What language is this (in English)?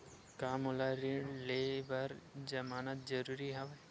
Chhattisgarhi